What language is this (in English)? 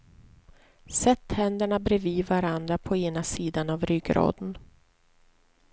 Swedish